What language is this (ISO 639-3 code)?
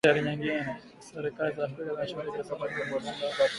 swa